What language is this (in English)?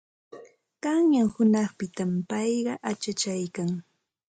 Santa Ana de Tusi Pasco Quechua